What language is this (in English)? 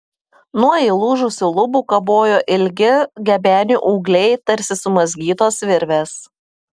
Lithuanian